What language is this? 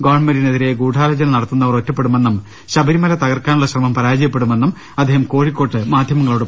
Malayalam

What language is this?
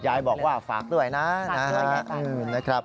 Thai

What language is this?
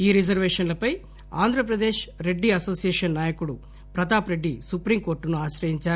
Telugu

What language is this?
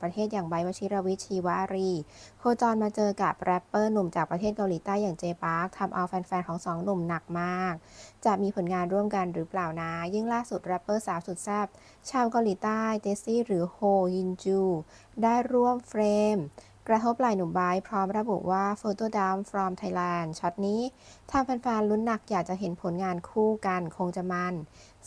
Thai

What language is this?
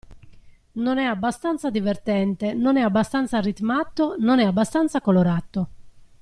Italian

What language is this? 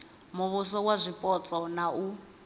Venda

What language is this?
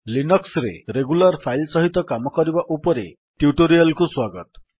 Odia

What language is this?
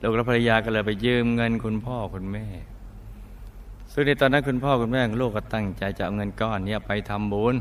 Thai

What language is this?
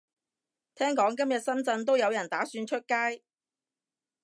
Cantonese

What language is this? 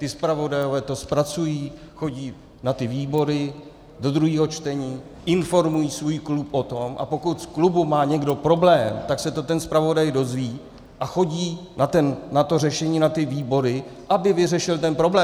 Czech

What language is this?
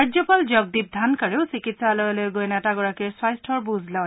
Assamese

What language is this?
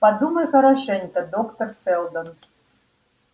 Russian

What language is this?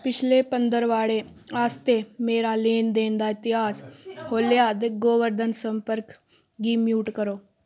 Dogri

